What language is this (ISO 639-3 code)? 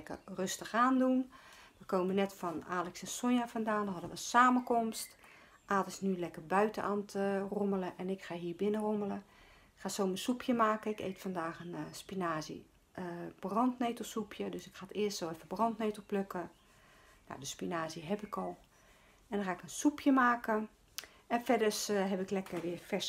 nld